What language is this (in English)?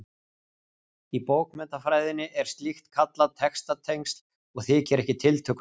Icelandic